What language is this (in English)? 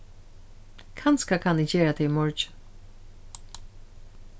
Faroese